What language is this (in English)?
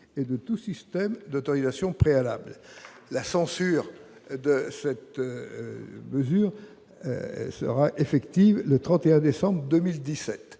French